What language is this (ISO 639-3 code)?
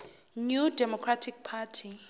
zul